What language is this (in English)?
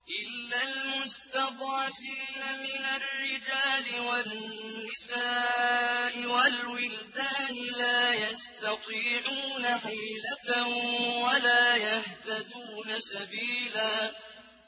Arabic